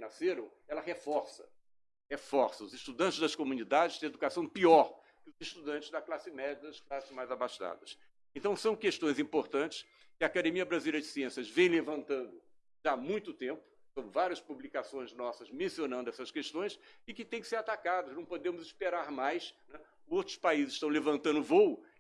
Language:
Portuguese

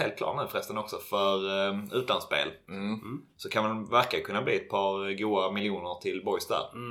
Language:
Swedish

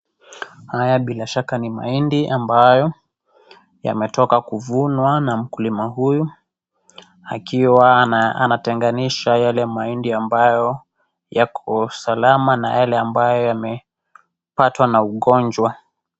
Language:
Swahili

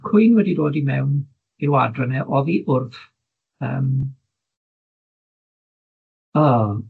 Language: Welsh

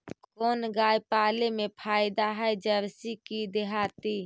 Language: Magahi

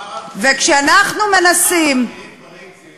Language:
Hebrew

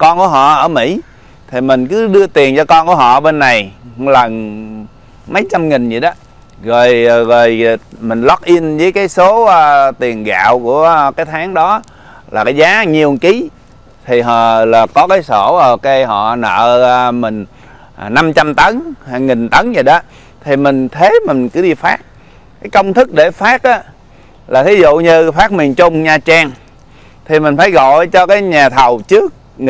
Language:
Vietnamese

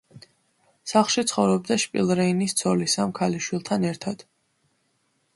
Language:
Georgian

